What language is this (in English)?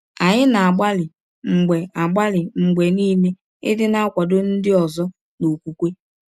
Igbo